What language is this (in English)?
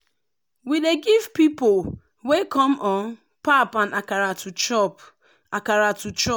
Nigerian Pidgin